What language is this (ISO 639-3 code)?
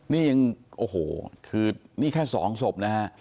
tha